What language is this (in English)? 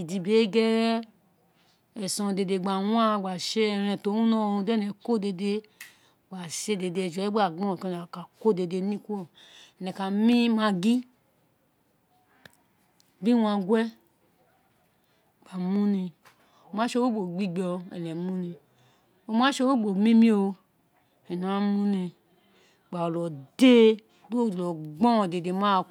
Isekiri